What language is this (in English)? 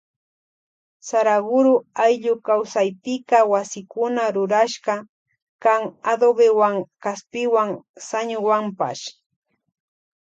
Loja Highland Quichua